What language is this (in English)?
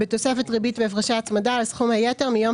Hebrew